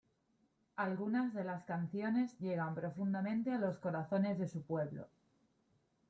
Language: Spanish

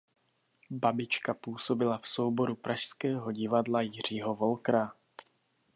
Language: Czech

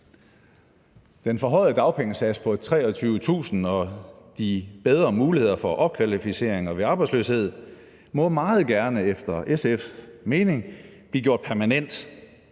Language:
Danish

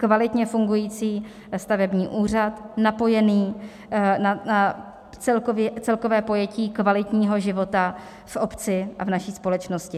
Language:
Czech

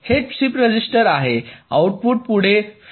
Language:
Marathi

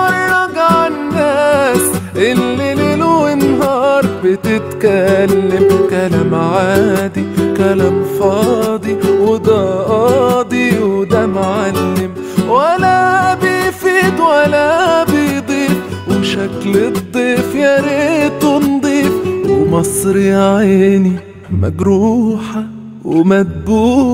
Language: Arabic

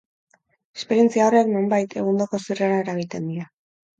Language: Basque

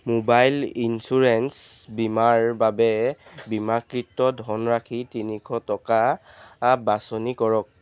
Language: Assamese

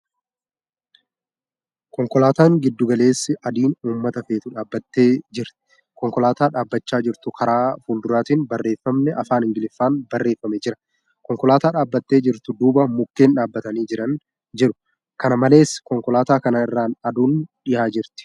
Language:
Oromo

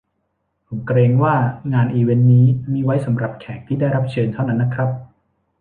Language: Thai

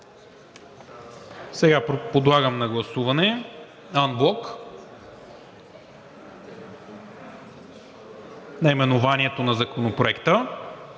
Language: Bulgarian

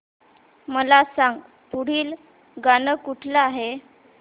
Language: Marathi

